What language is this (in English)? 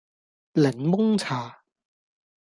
Cantonese